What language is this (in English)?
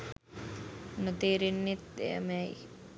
Sinhala